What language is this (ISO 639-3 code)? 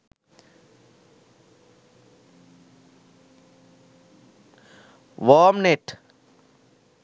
sin